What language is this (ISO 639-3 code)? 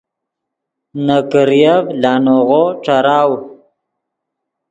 ydg